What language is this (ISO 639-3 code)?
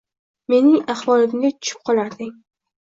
uzb